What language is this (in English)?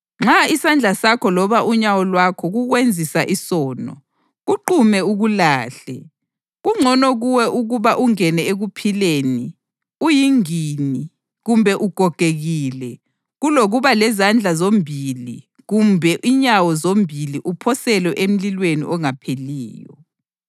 North Ndebele